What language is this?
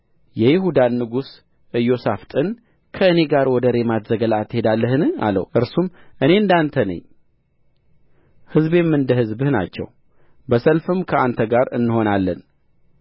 Amharic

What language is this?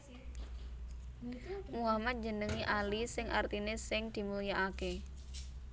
Javanese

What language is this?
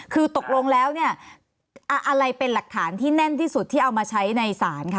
Thai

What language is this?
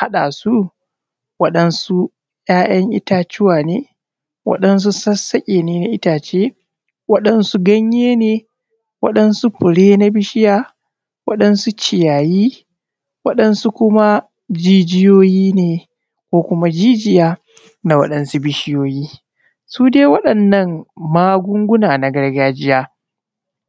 Hausa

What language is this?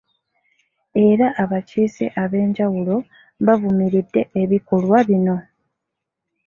Ganda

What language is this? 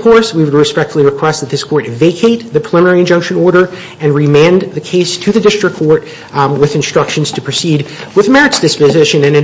English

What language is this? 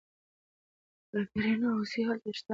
Pashto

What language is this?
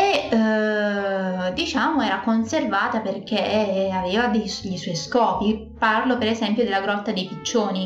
Italian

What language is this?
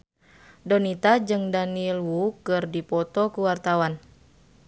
Sundanese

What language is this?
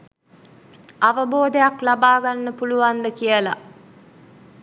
Sinhala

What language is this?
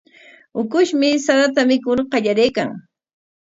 Corongo Ancash Quechua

